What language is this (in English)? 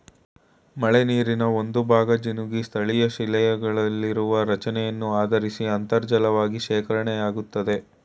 Kannada